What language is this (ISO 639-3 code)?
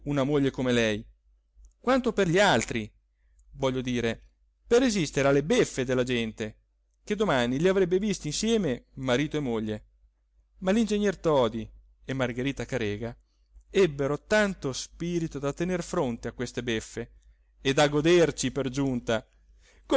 ita